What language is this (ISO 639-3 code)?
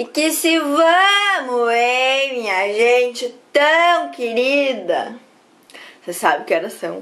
por